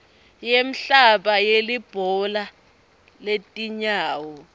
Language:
Swati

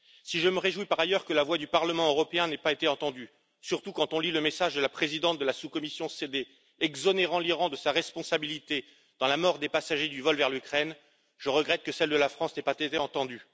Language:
French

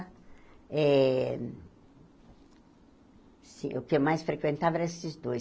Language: Portuguese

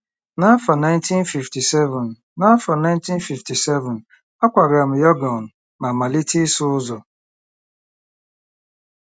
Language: Igbo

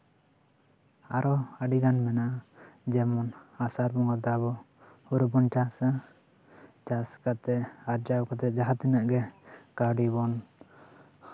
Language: Santali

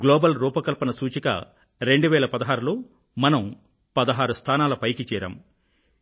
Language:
Telugu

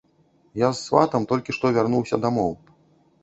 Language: Belarusian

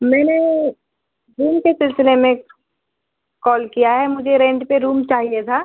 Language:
Urdu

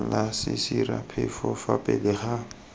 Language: Tswana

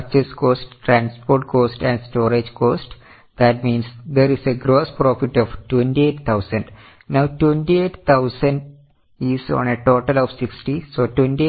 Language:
Malayalam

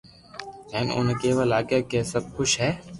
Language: Loarki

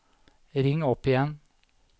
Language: Norwegian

